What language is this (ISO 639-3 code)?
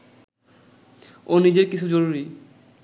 ben